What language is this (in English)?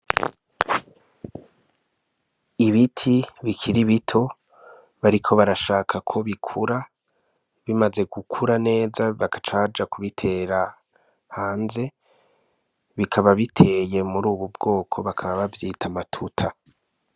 Rundi